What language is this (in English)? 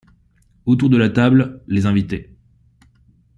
French